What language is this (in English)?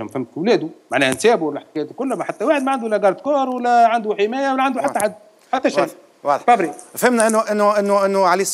Arabic